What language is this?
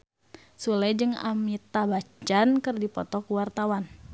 Sundanese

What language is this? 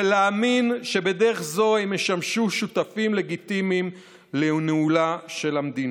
Hebrew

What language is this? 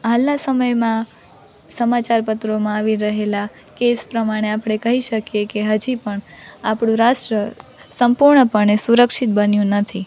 Gujarati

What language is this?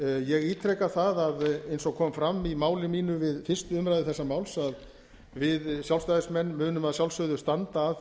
Icelandic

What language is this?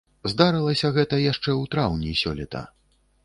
Belarusian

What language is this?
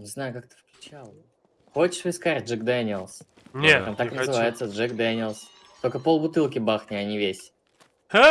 Russian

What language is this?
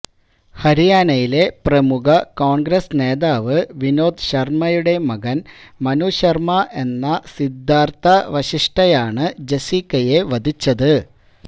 Malayalam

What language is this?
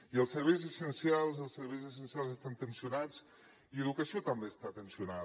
Catalan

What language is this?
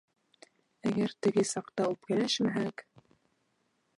Bashkir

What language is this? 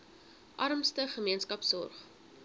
Afrikaans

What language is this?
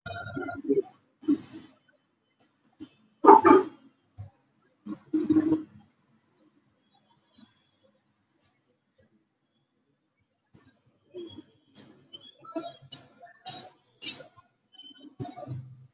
Somali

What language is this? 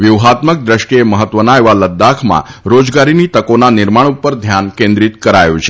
Gujarati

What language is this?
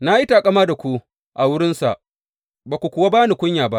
Hausa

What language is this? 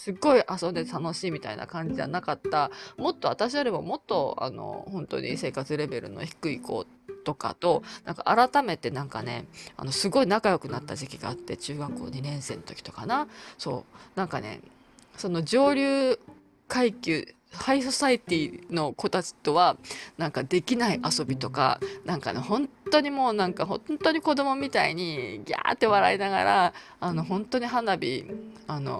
Japanese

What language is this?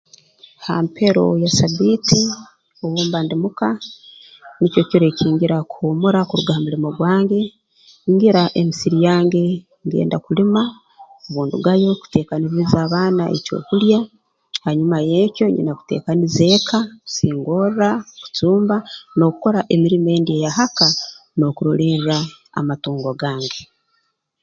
Tooro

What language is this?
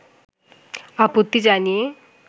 Bangla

